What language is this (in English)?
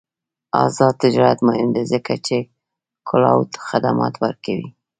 Pashto